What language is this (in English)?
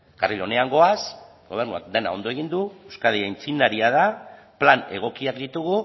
Basque